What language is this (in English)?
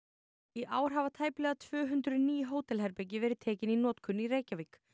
Icelandic